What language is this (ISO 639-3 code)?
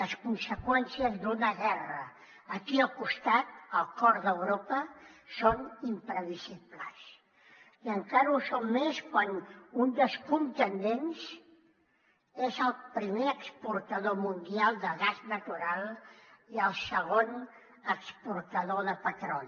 cat